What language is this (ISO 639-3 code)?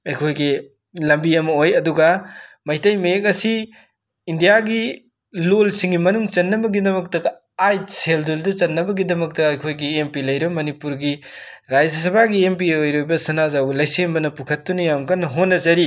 mni